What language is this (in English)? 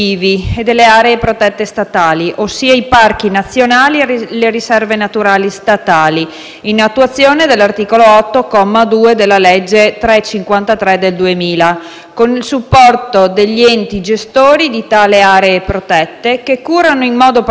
Italian